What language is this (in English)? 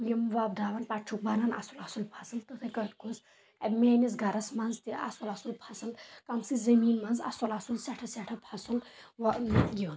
Kashmiri